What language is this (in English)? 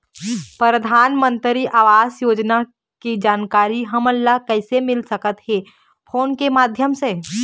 Chhattisgarhi